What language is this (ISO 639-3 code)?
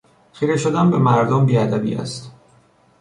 fas